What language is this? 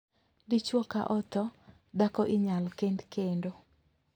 Luo (Kenya and Tanzania)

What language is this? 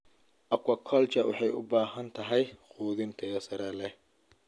Somali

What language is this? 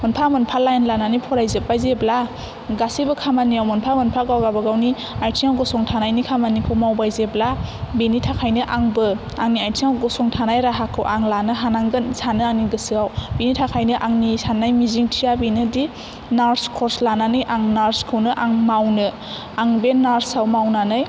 Bodo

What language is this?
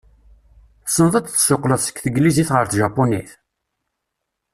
Kabyle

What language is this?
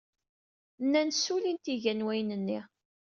Kabyle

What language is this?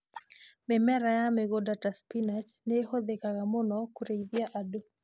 Kikuyu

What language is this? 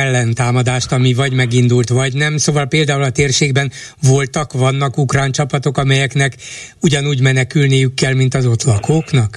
Hungarian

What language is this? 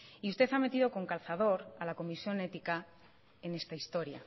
Spanish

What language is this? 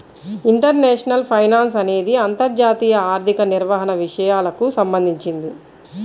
Telugu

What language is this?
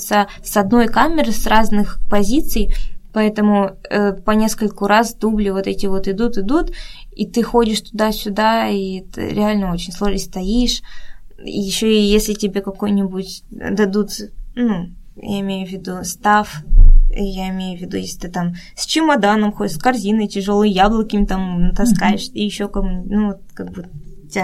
Russian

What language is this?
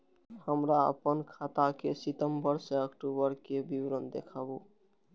Maithili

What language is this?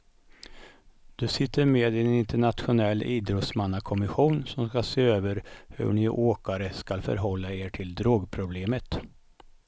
Swedish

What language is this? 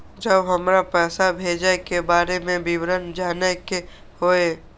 Maithili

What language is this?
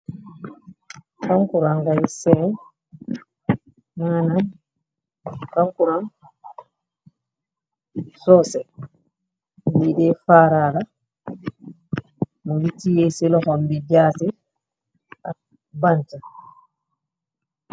Wolof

